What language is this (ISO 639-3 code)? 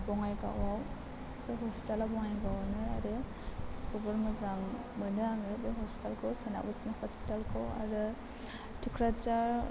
brx